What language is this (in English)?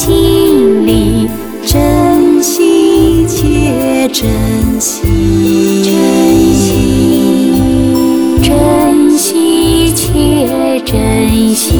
Chinese